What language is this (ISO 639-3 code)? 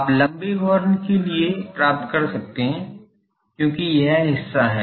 hin